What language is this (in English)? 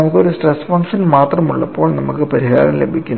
Malayalam